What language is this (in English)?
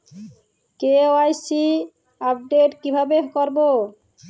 Bangla